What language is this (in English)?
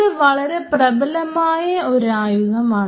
Malayalam